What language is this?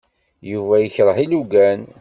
Kabyle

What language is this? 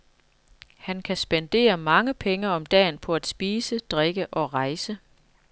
Danish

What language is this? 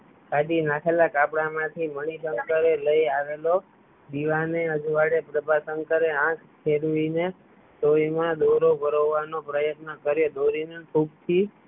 Gujarati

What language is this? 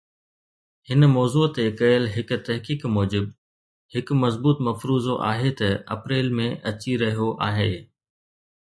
Sindhi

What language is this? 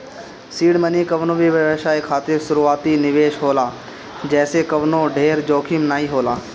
Bhojpuri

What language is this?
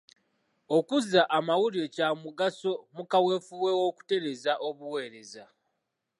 Ganda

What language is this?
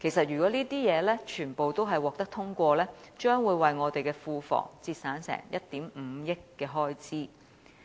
Cantonese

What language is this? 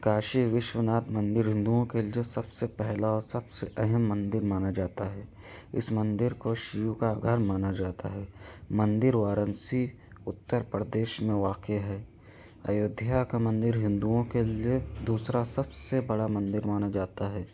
Urdu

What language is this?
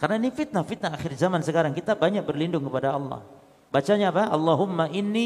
Indonesian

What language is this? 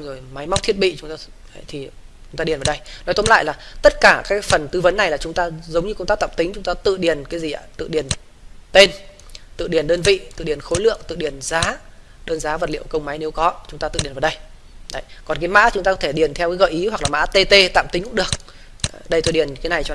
Vietnamese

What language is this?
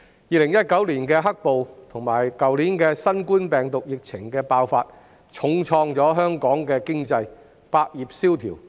Cantonese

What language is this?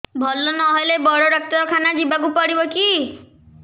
Odia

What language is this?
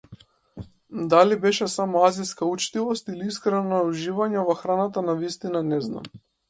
Macedonian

